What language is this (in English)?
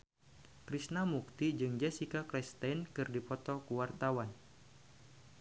Sundanese